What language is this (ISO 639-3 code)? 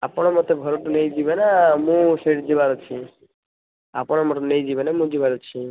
ori